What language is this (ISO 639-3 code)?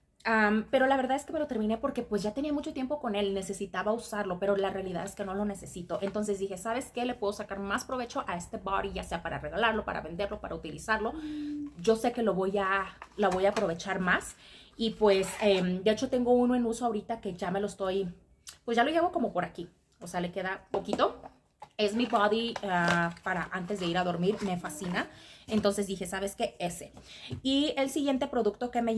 spa